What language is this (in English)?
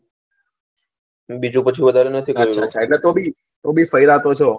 Gujarati